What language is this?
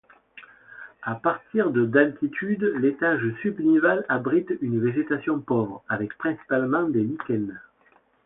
French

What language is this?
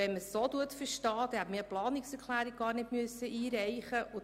Swiss German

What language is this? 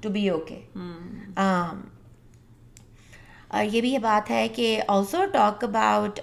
Urdu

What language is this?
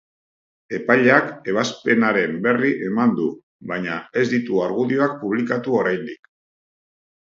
Basque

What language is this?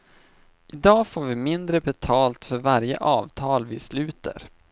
Swedish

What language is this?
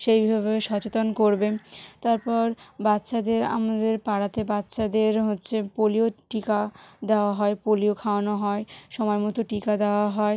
Bangla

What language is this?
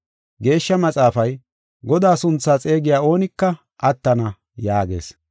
Gofa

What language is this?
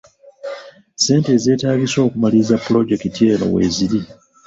Ganda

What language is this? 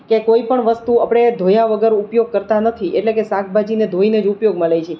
Gujarati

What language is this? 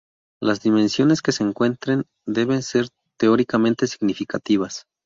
Spanish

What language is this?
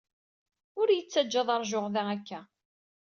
Kabyle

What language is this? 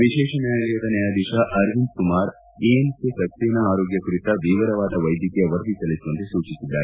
Kannada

